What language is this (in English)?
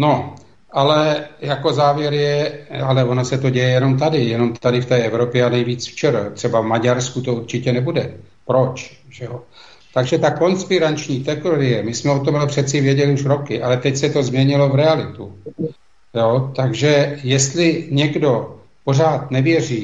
Czech